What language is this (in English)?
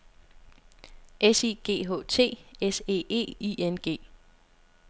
Danish